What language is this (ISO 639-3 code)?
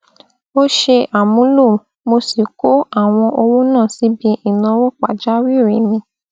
yor